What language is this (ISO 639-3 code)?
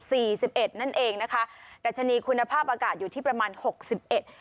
tha